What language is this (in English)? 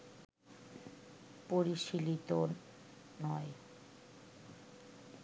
Bangla